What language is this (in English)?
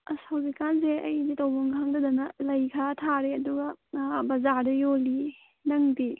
Manipuri